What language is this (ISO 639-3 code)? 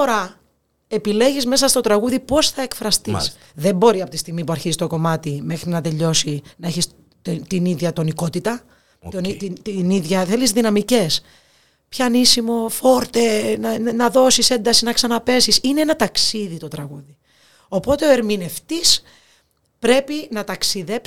ell